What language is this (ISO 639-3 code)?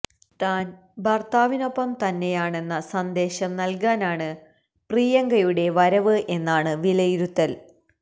mal